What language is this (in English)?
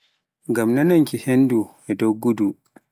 Pular